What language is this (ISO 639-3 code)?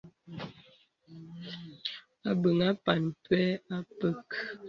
beb